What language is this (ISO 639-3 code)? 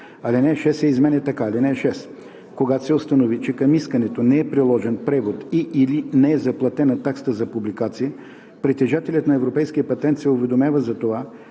bul